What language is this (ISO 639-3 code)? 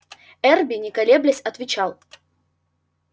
rus